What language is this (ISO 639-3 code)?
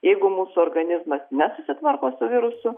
lit